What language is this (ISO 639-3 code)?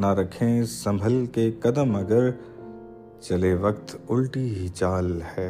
urd